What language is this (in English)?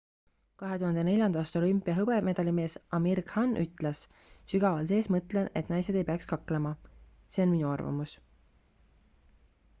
Estonian